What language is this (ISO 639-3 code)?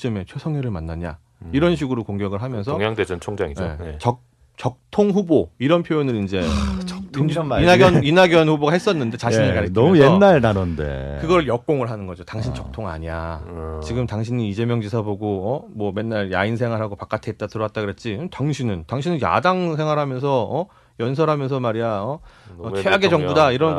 kor